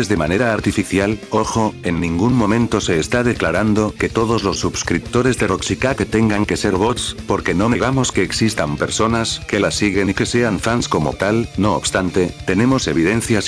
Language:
Spanish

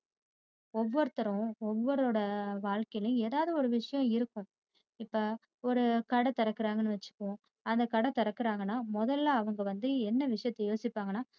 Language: Tamil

